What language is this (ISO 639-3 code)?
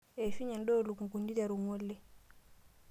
mas